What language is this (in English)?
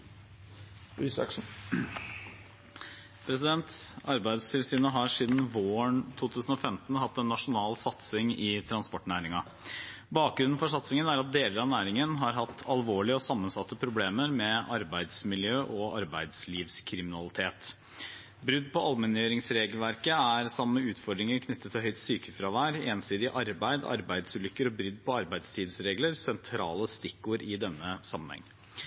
Norwegian